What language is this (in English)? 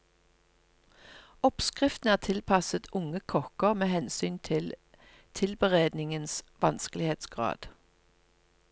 Norwegian